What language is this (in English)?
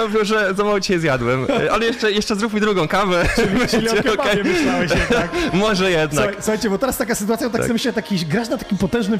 Polish